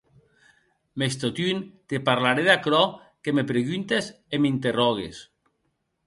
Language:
Occitan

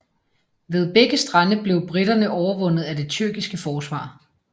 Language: Danish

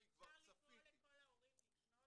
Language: Hebrew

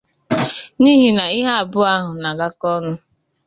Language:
Igbo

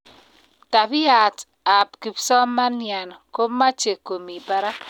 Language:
Kalenjin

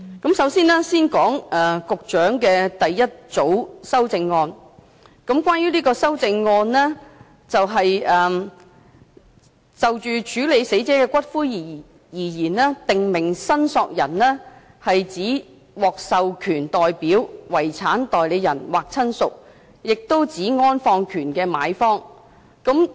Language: Cantonese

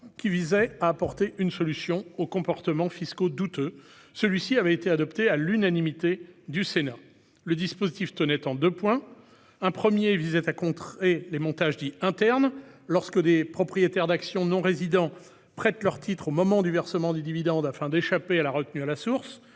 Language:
French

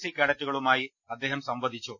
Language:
Malayalam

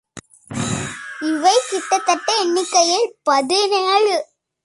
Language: Tamil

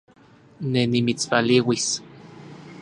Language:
Central Puebla Nahuatl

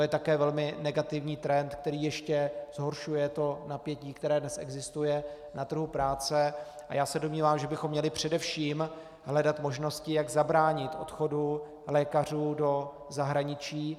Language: Czech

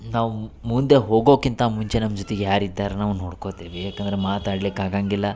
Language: Kannada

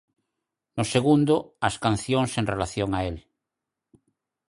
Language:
Galician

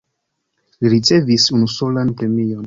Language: Esperanto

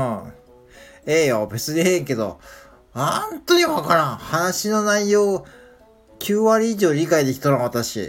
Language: Japanese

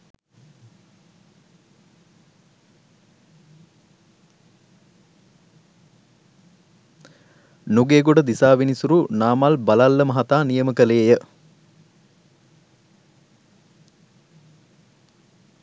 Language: Sinhala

